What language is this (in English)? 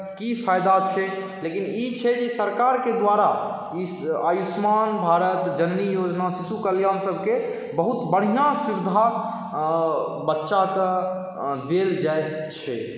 Maithili